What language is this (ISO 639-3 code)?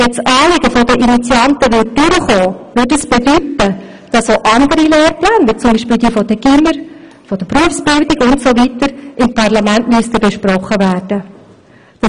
gsw